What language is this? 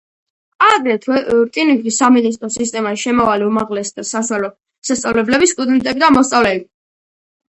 Georgian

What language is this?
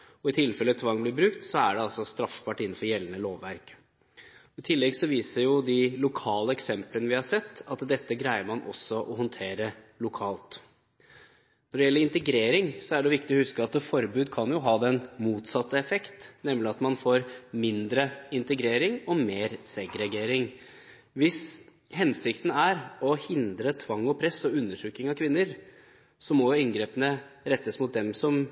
Norwegian Bokmål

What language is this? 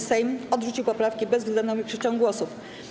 Polish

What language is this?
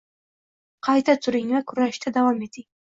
Uzbek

